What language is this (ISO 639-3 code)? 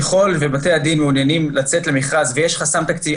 heb